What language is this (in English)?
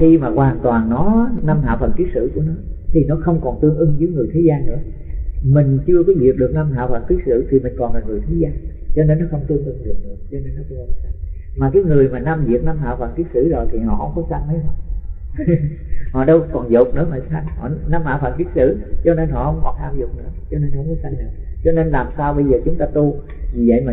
Vietnamese